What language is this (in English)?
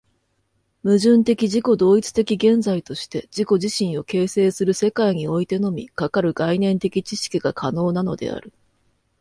Japanese